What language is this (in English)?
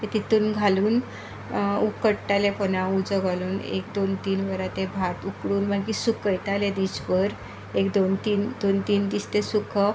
Konkani